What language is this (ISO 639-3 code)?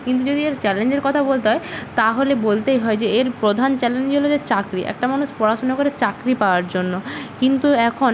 ben